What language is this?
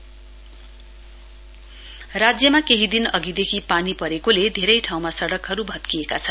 Nepali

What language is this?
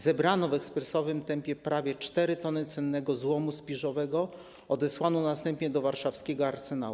Polish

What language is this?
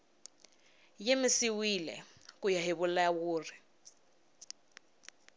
Tsonga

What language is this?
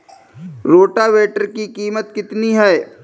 Hindi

